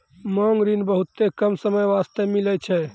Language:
Maithili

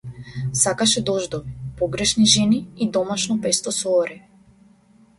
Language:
Macedonian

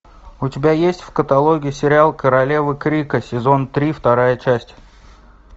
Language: Russian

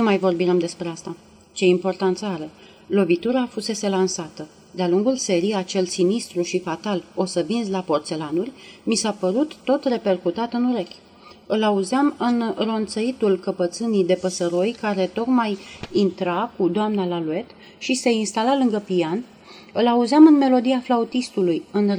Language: Romanian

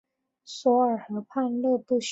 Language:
Chinese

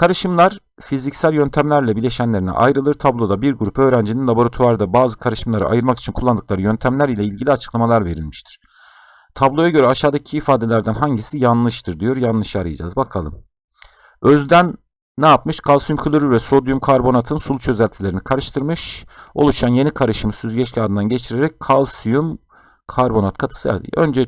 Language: Turkish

